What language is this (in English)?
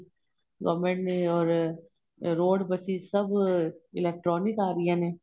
Punjabi